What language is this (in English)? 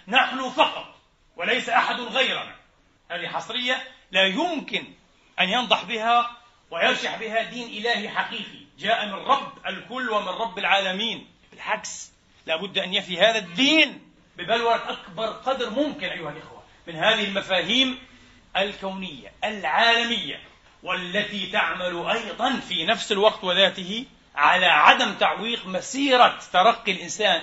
Arabic